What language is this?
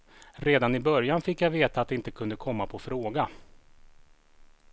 Swedish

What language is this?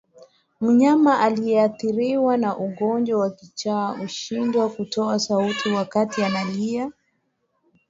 Swahili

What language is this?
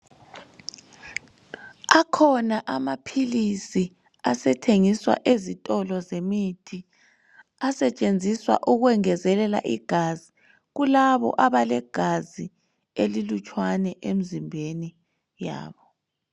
North Ndebele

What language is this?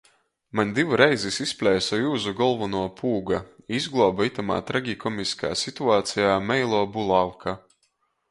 Latgalian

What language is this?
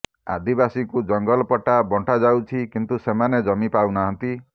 Odia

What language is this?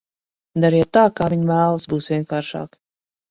Latvian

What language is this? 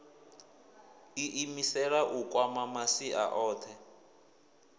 Venda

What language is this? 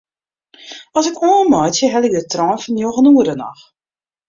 Western Frisian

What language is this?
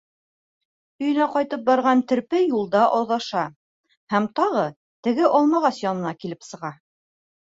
Bashkir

